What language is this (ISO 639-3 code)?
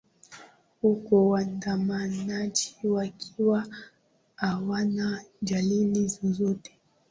swa